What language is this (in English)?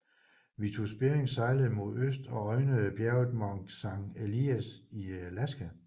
Danish